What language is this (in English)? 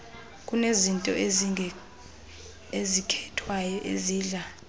Xhosa